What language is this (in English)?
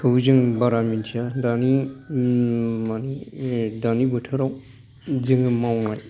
Bodo